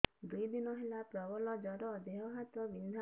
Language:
Odia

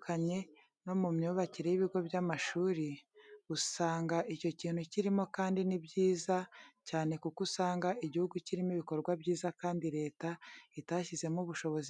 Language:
Kinyarwanda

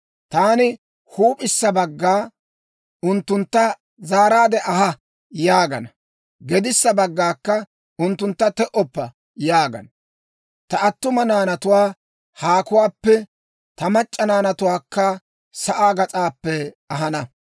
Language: Dawro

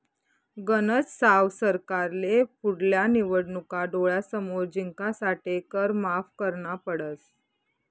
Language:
Marathi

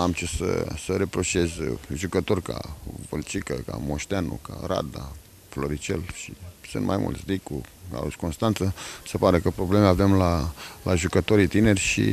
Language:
Romanian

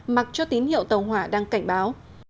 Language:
Vietnamese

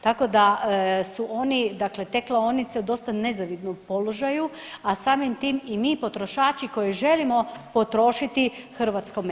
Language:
Croatian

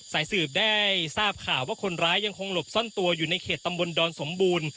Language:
Thai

